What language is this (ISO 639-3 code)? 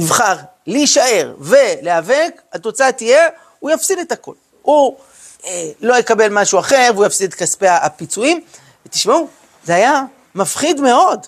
heb